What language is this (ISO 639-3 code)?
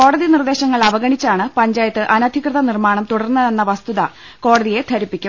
mal